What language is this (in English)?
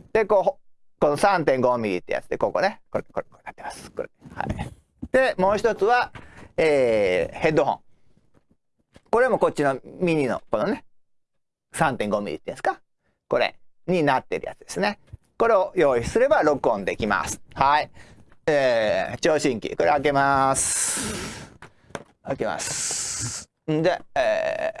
Japanese